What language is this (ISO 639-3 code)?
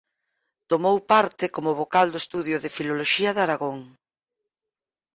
glg